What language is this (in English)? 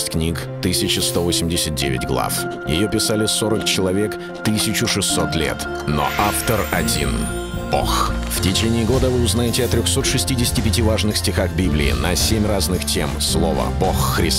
Russian